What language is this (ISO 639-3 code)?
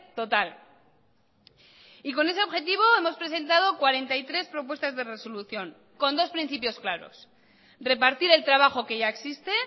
spa